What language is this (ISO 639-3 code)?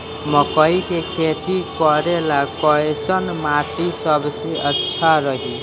bho